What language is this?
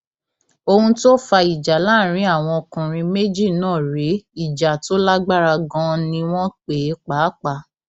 Yoruba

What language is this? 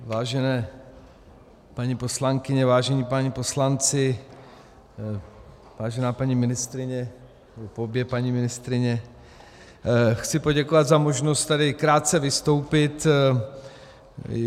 Czech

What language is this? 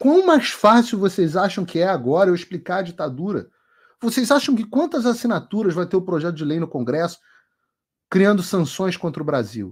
Portuguese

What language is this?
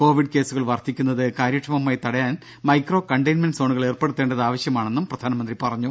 Malayalam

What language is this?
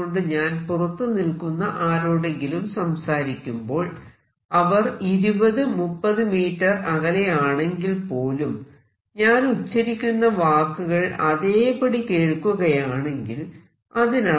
Malayalam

